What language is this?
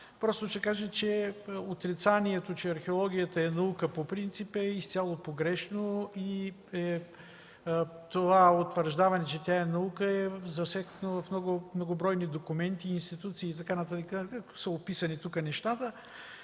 Bulgarian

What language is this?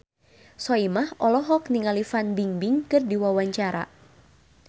Sundanese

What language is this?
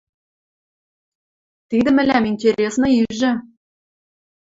Western Mari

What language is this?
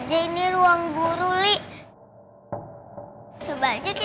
Indonesian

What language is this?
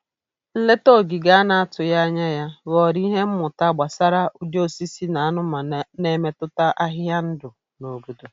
Igbo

